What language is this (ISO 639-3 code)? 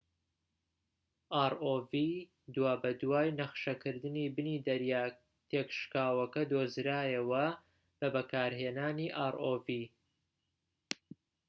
ckb